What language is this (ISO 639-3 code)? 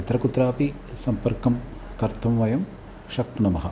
san